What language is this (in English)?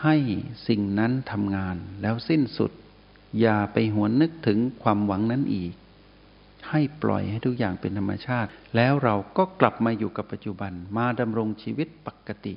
Thai